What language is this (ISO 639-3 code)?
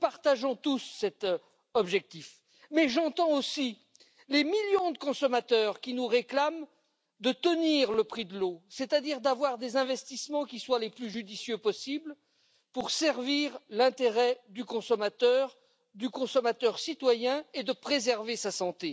fra